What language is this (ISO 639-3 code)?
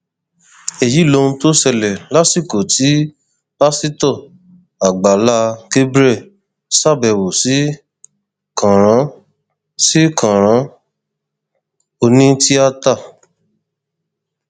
yor